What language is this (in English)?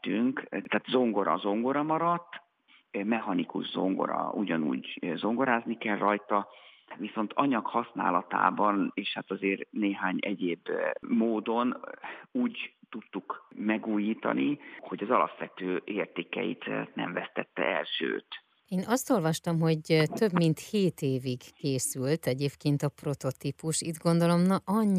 Hungarian